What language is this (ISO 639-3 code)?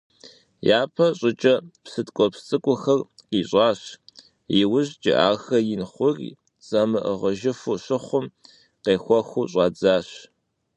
kbd